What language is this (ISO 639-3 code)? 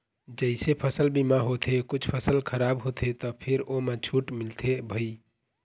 hne